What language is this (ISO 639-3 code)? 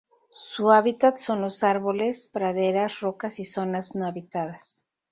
spa